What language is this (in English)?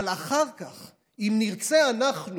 Hebrew